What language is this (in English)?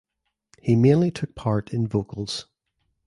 English